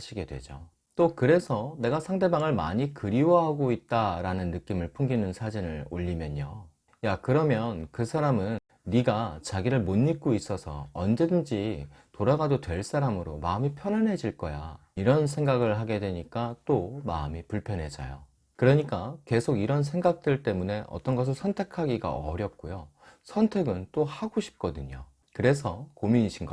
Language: Korean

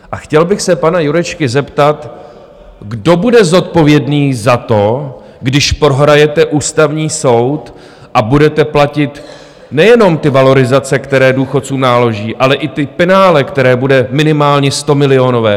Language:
Czech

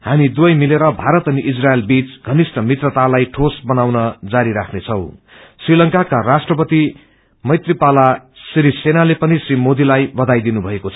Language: Nepali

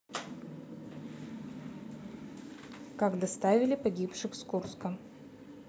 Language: Russian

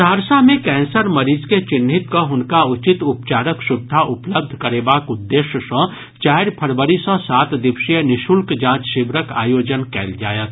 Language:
Maithili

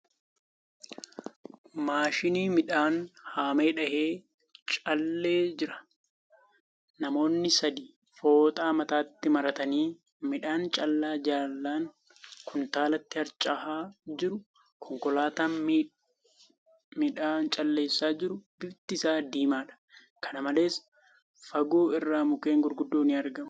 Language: Oromo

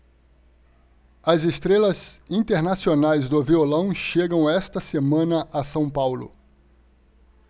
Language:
Portuguese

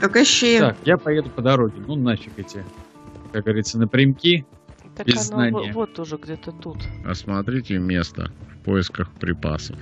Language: Russian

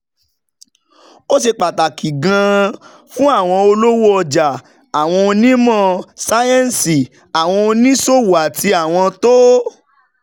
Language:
Yoruba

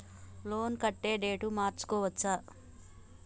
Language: Telugu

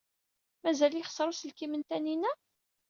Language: Kabyle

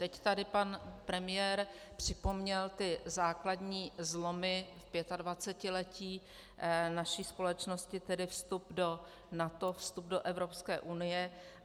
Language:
Czech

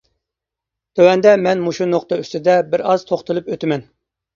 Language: Uyghur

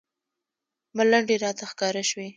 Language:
Pashto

